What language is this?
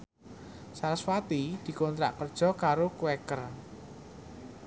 Javanese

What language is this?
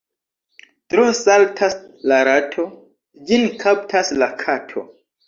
Esperanto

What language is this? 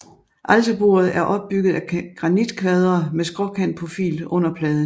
Danish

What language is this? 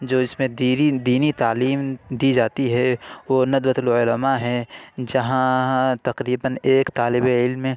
Urdu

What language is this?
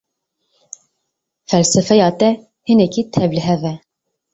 Kurdish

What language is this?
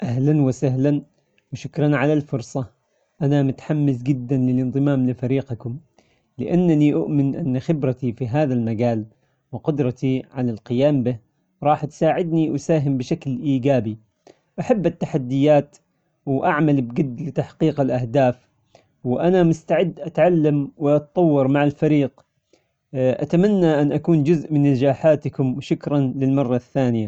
Omani Arabic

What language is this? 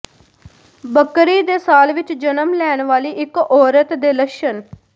Punjabi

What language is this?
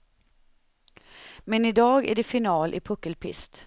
Swedish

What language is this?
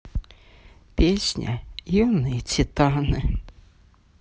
Russian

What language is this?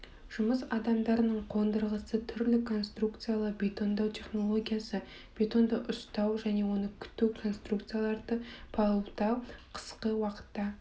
Kazakh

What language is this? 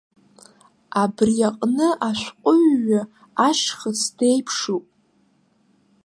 Abkhazian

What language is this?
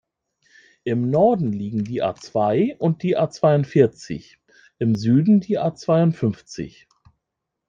German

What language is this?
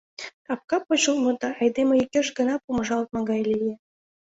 Mari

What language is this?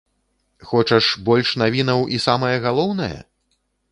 Belarusian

